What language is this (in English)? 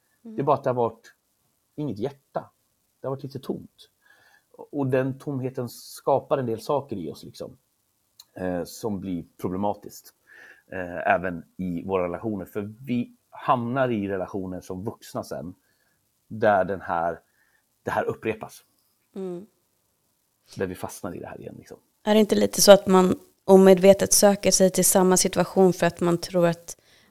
Swedish